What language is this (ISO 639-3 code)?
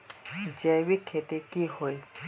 mag